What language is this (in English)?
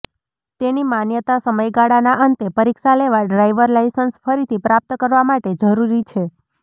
Gujarati